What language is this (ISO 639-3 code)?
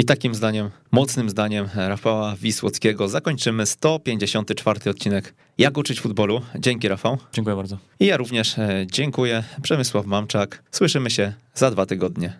pol